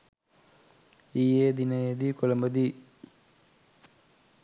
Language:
Sinhala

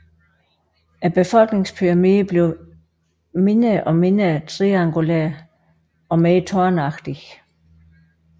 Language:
Danish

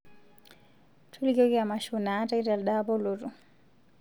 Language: Masai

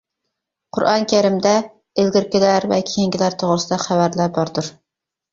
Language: Uyghur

